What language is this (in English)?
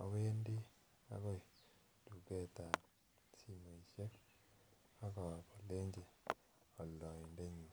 Kalenjin